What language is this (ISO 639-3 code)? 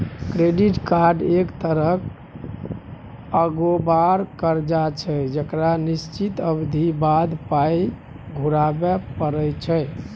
mai